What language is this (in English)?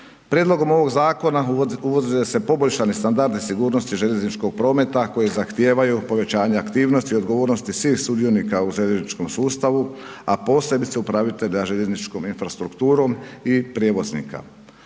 Croatian